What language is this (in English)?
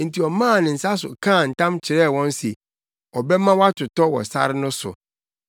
Akan